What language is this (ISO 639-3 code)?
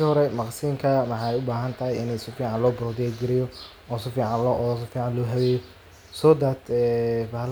som